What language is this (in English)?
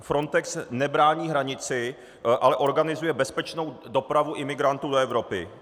Czech